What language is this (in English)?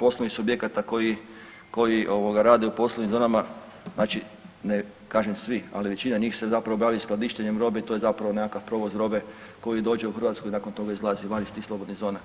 Croatian